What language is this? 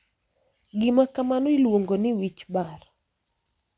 Luo (Kenya and Tanzania)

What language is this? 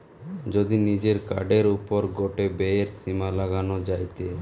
Bangla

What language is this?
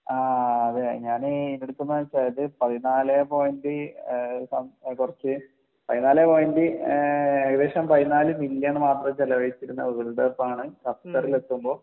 Malayalam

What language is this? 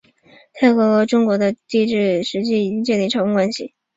Chinese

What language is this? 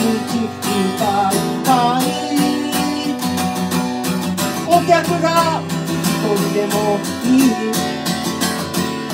Japanese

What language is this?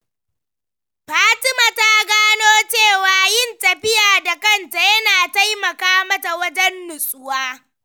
Hausa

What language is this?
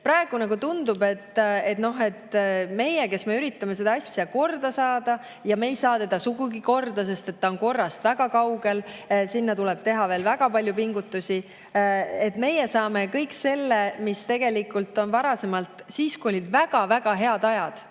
Estonian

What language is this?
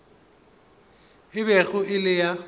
Northern Sotho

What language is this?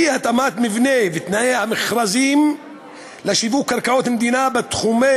Hebrew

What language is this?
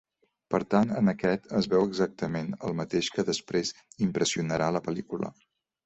Catalan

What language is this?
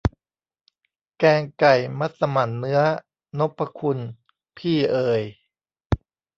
Thai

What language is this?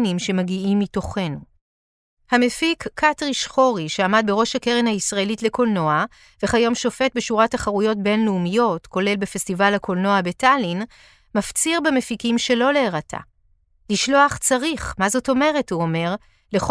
Hebrew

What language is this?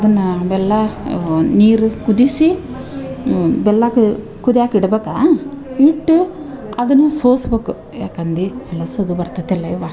Kannada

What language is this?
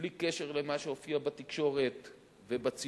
Hebrew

